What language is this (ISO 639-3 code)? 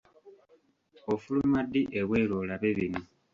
lug